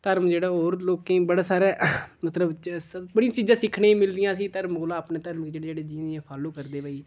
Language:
Dogri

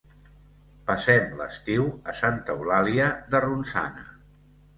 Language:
Catalan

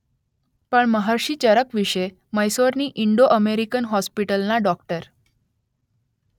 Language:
Gujarati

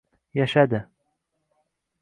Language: Uzbek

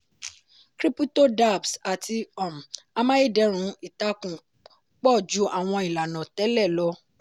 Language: Yoruba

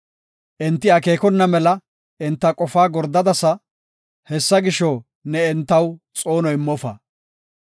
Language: Gofa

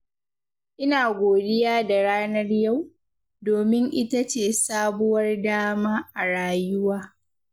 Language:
Hausa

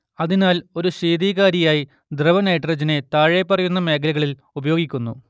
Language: Malayalam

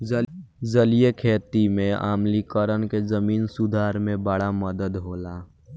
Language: Bhojpuri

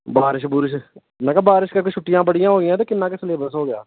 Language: Punjabi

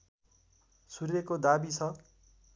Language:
Nepali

